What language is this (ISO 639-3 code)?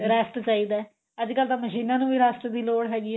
pan